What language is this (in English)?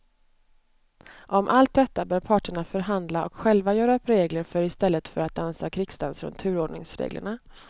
Swedish